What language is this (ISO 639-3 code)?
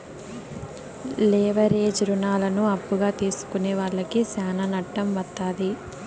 tel